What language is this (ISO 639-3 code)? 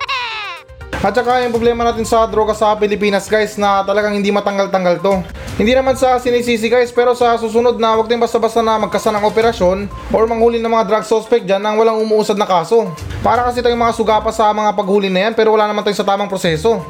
fil